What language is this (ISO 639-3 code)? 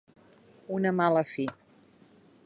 cat